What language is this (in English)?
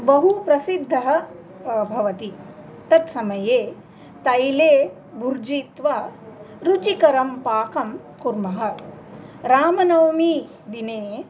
Sanskrit